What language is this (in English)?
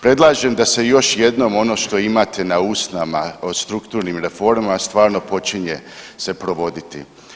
Croatian